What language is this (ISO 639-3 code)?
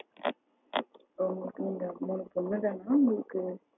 tam